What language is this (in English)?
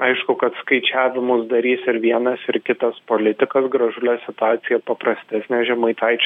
Lithuanian